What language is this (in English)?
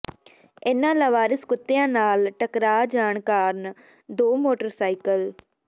Punjabi